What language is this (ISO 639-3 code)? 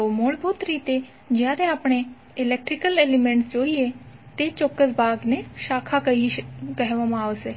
guj